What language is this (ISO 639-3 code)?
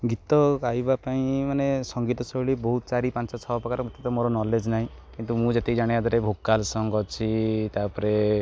ori